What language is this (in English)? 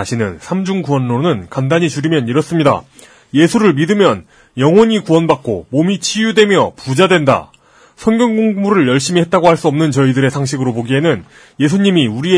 Korean